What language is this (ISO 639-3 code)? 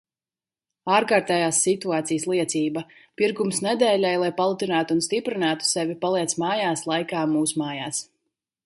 lav